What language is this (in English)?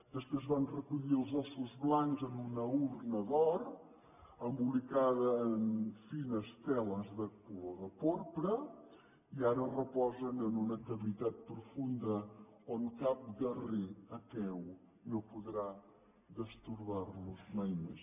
Catalan